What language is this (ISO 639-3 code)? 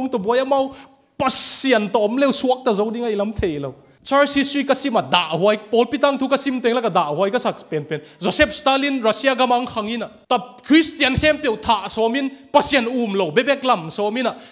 tha